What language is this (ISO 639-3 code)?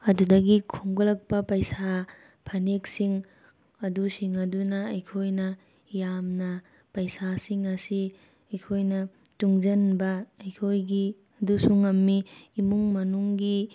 mni